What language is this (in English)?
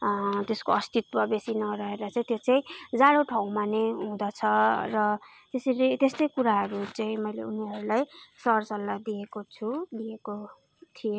Nepali